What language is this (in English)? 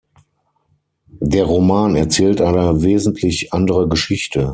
German